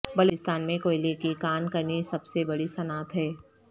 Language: Urdu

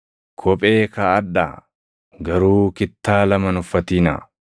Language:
Oromo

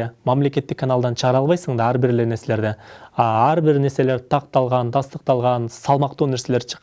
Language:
Turkish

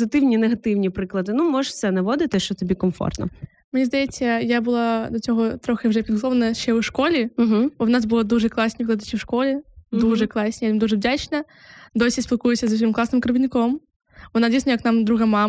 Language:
Ukrainian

